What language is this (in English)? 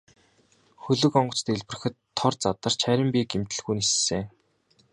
Mongolian